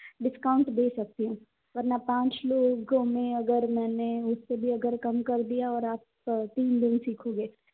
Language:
Hindi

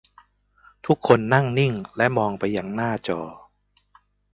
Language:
Thai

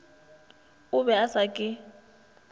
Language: Northern Sotho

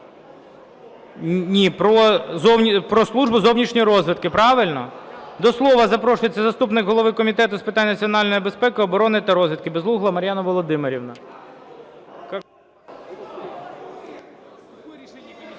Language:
Ukrainian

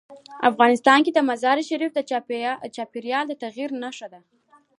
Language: Pashto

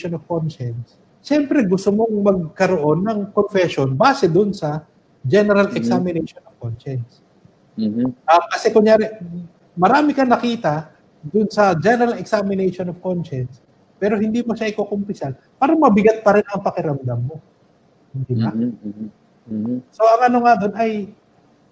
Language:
Filipino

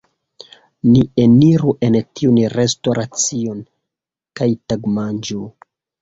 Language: Esperanto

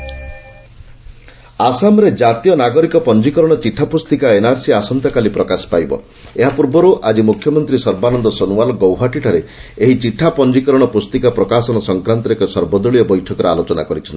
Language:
Odia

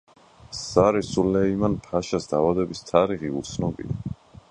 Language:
Georgian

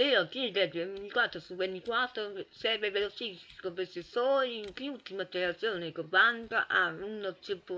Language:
Italian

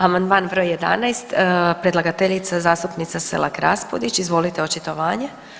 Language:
Croatian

